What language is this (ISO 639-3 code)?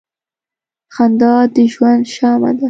pus